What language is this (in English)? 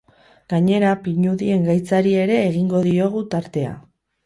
Basque